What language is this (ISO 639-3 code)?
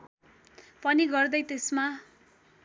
nep